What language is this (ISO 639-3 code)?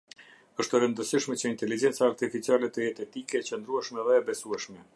sqi